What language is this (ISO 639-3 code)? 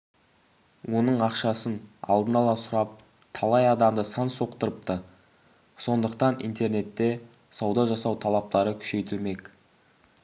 kaz